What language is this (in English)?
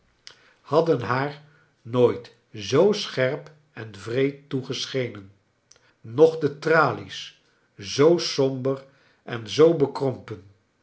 Dutch